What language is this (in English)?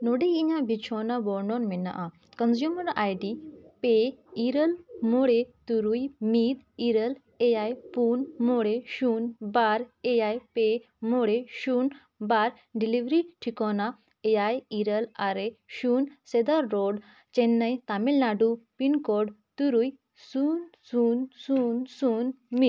Santali